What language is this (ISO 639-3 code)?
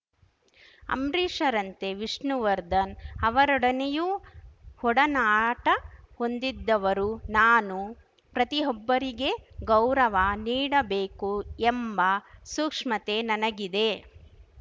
kan